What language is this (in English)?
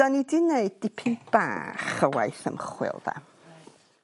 Welsh